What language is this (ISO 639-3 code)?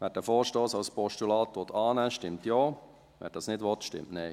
gsw